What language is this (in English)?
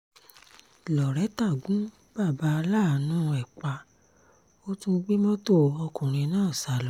Yoruba